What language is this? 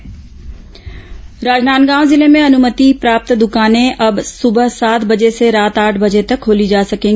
Hindi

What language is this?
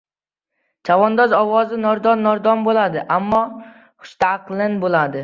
Uzbek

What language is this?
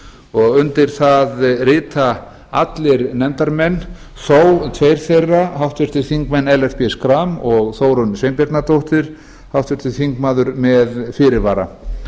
Icelandic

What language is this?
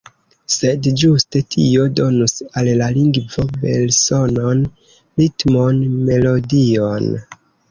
Esperanto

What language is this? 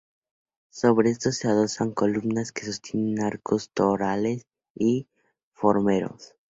Spanish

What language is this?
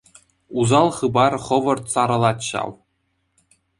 Chuvash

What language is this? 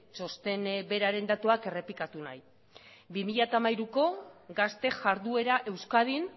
Basque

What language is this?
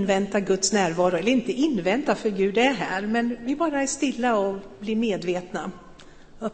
Swedish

